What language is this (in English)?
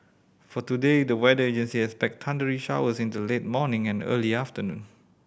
English